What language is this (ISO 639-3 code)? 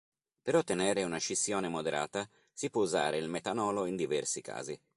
ita